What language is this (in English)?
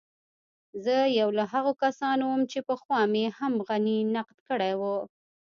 Pashto